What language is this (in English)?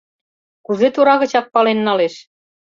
Mari